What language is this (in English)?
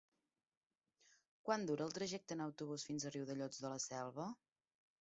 Catalan